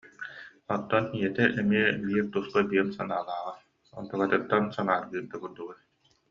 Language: Yakut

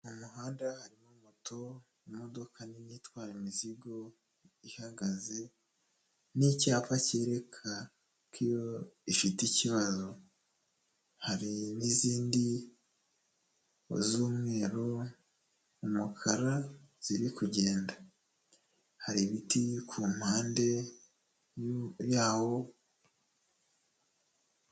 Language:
Kinyarwanda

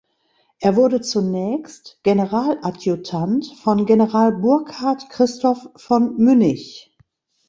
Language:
German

